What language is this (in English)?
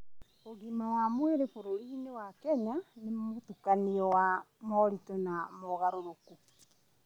Kikuyu